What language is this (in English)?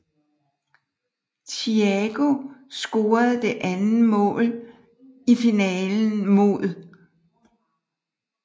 Danish